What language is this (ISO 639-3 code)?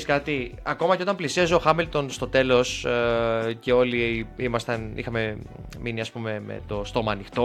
ell